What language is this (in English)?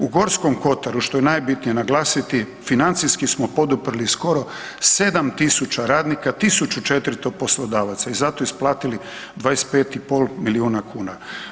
Croatian